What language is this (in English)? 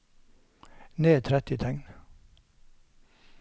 Norwegian